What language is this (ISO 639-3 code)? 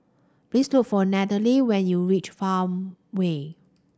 eng